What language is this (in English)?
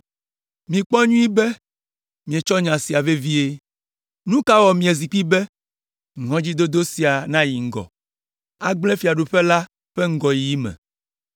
Ewe